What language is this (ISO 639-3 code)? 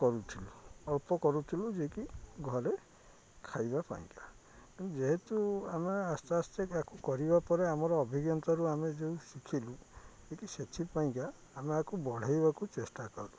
ori